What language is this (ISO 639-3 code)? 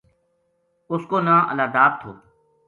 gju